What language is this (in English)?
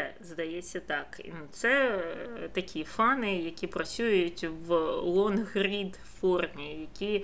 Ukrainian